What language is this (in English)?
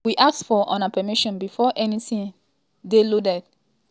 Nigerian Pidgin